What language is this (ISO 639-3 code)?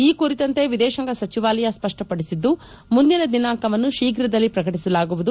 kan